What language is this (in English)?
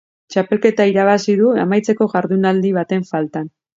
Basque